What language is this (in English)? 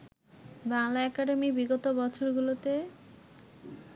Bangla